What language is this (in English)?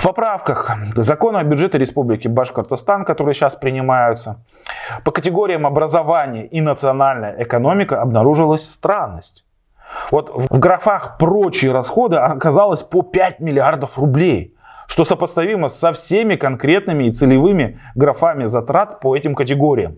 Russian